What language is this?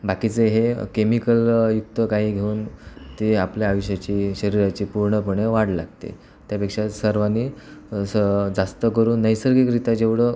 Marathi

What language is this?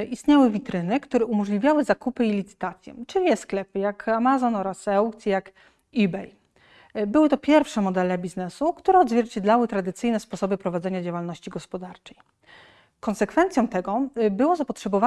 Polish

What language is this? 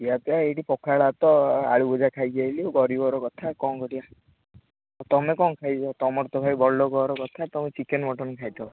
Odia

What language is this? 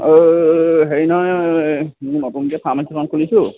Assamese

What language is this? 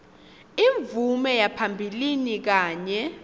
Swati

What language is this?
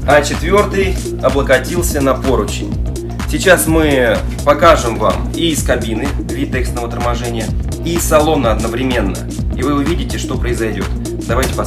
Russian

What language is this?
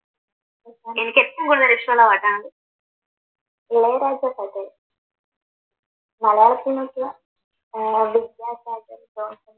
Malayalam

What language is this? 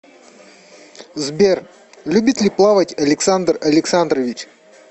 Russian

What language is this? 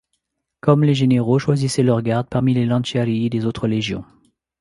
French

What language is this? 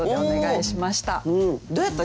Japanese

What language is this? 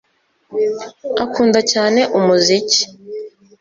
Kinyarwanda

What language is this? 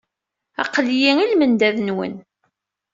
Kabyle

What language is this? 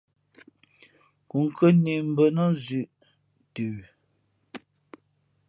Fe'fe'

